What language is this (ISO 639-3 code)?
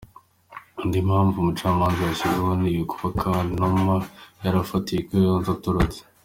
kin